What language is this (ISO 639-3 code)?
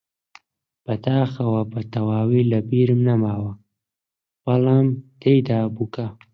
ckb